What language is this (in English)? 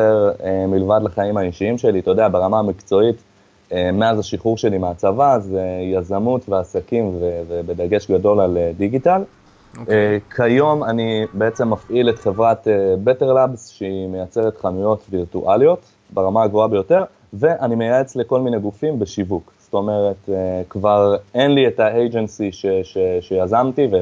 Hebrew